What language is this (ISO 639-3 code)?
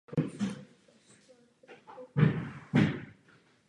ces